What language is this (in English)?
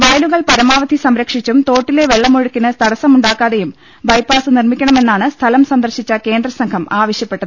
Malayalam